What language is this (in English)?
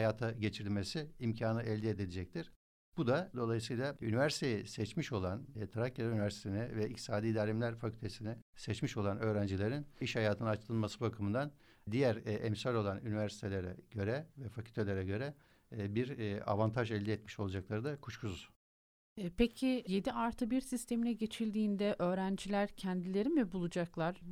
Turkish